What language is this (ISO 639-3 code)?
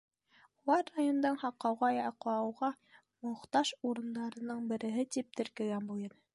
bak